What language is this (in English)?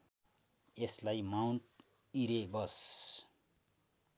Nepali